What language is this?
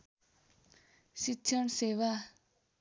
Nepali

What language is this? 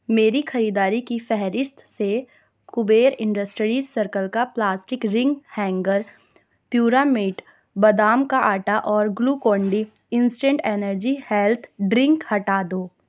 Urdu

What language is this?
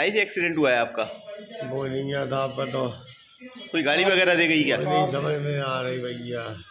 Hindi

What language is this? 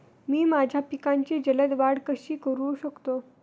Marathi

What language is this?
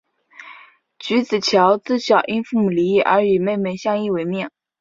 Chinese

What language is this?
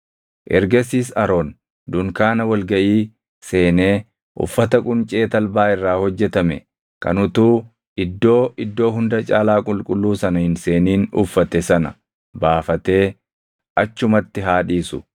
Oromo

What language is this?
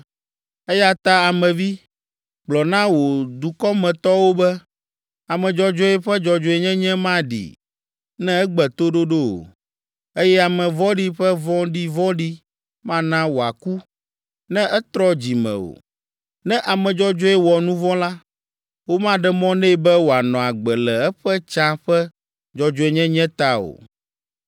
Ewe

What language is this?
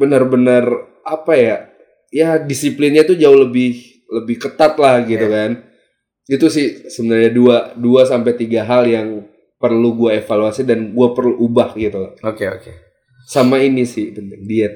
Indonesian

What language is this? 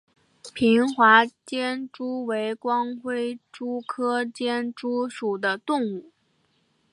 Chinese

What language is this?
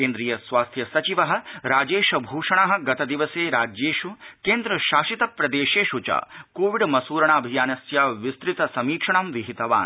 Sanskrit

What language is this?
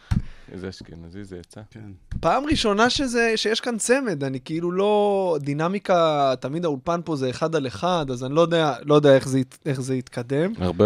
Hebrew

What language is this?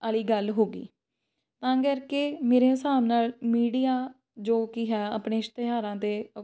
Punjabi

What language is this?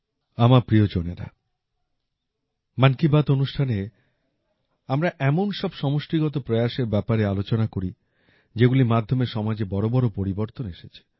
Bangla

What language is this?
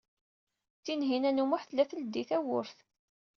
Kabyle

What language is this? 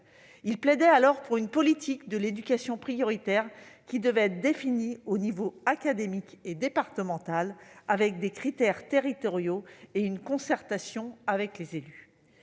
French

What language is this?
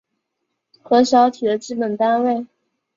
Chinese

